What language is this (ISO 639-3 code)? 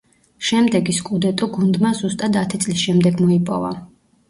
kat